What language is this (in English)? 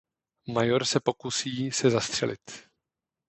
Czech